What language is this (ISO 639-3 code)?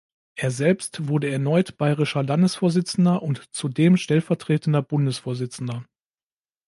deu